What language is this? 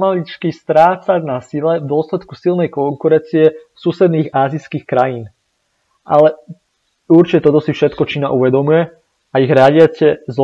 Slovak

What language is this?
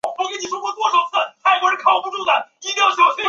Chinese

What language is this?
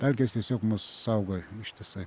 Lithuanian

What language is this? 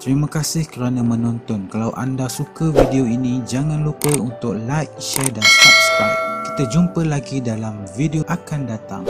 Malay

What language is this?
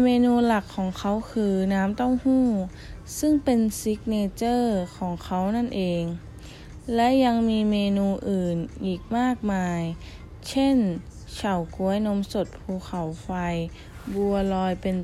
Thai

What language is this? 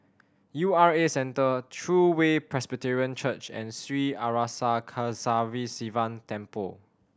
English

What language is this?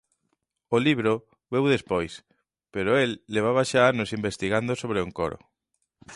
Galician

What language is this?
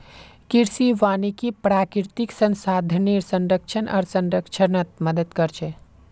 Magahi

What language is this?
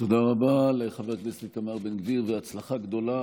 Hebrew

